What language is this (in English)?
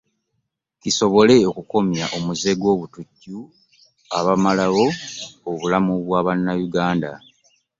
Ganda